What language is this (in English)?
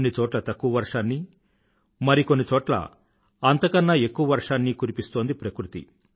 Telugu